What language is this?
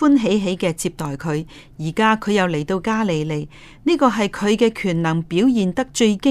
Chinese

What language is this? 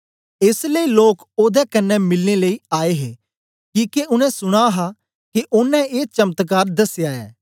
Dogri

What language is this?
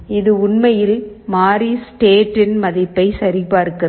Tamil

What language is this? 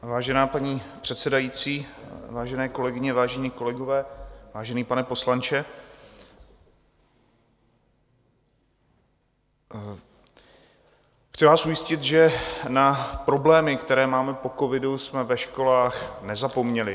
Czech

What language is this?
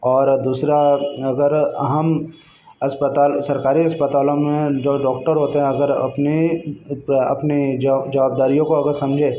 Hindi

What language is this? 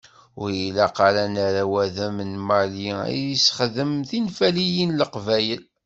Kabyle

